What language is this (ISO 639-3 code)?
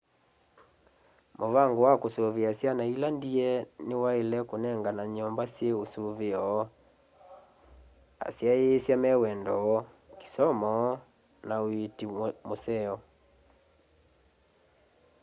kam